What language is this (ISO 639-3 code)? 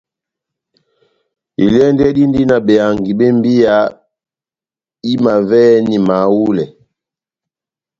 bnm